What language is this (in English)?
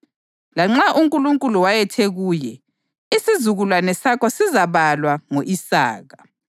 North Ndebele